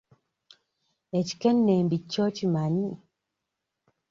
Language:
Ganda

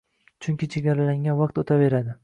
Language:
Uzbek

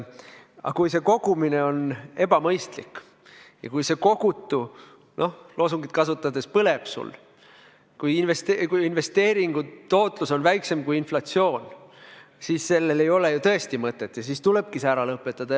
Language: Estonian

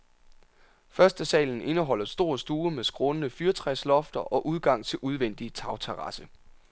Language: Danish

